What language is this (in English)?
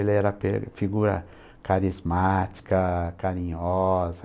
Portuguese